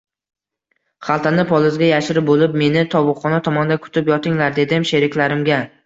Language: Uzbek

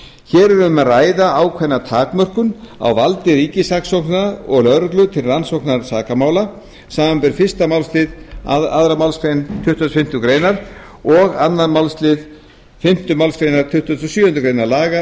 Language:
Icelandic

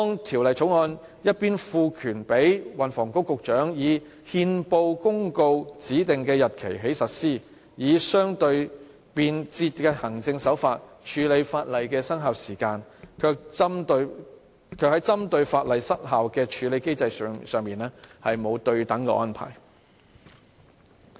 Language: Cantonese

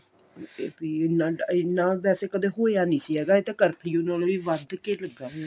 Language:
Punjabi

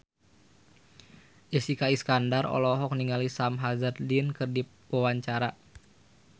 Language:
Sundanese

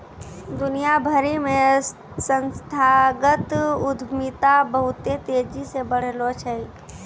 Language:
Maithili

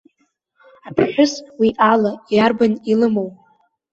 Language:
Abkhazian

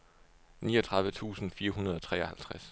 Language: Danish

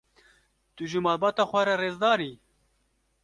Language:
Kurdish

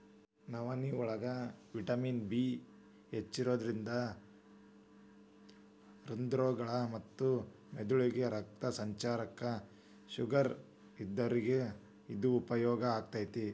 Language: Kannada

